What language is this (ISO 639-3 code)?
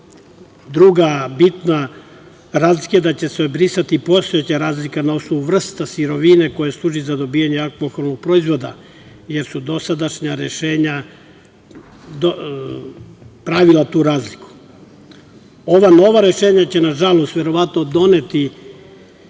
srp